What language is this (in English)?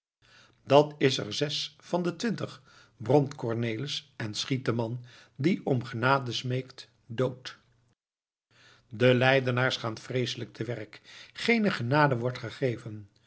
Dutch